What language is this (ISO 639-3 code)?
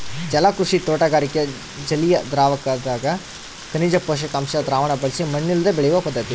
kan